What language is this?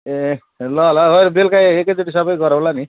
Nepali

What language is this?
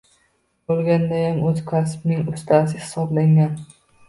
Uzbek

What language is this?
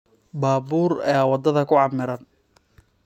Somali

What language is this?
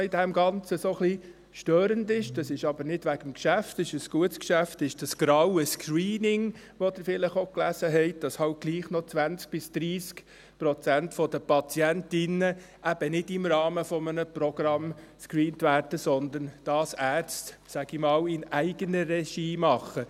Swiss German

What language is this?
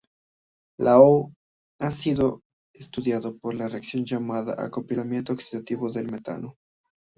Spanish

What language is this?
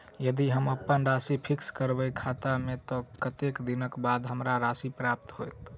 Maithili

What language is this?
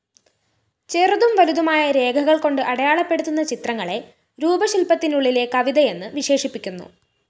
Malayalam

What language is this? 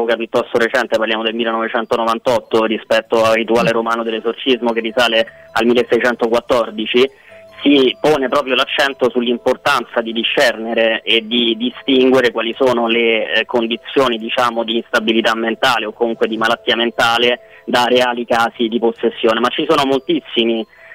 Italian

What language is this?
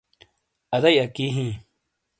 Shina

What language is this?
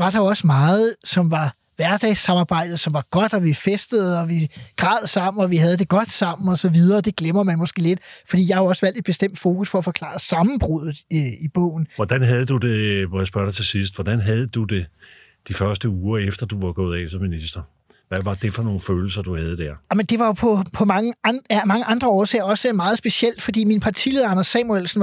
Danish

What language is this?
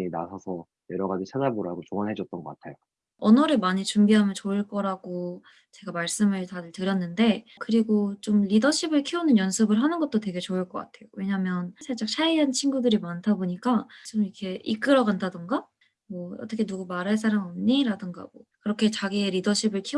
Korean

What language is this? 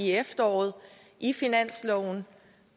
Danish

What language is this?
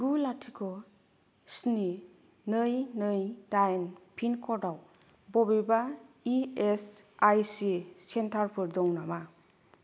Bodo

